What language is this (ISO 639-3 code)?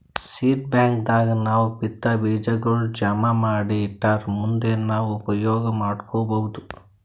kan